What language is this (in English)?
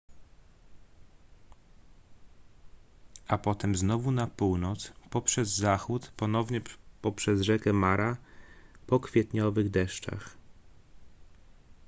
Polish